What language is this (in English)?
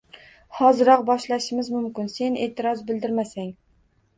Uzbek